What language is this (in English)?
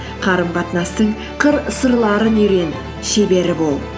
Kazakh